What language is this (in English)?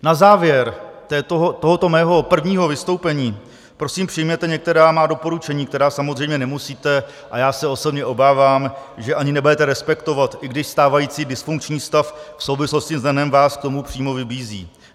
Czech